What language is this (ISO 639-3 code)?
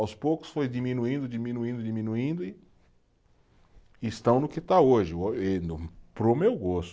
por